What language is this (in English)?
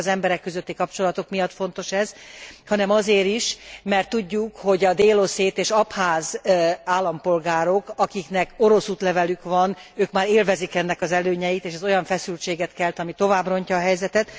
Hungarian